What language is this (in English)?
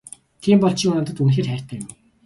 Mongolian